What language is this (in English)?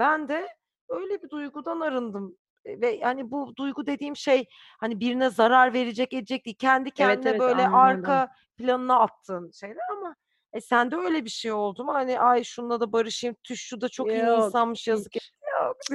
Turkish